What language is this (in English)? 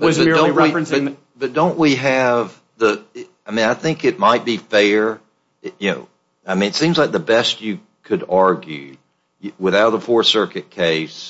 English